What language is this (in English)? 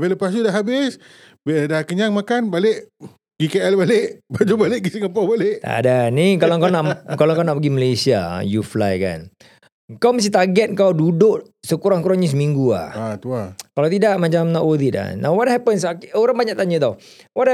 Malay